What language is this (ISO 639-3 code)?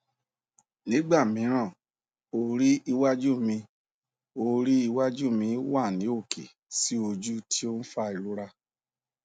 yor